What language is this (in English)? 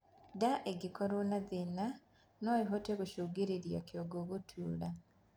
Kikuyu